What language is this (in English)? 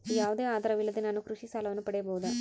Kannada